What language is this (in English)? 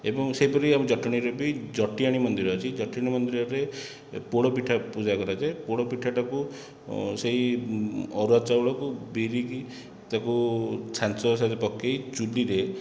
Odia